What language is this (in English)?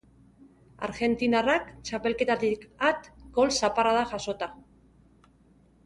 Basque